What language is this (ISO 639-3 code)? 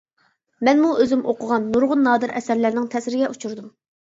uig